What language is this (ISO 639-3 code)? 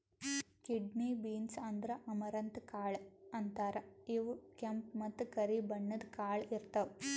kan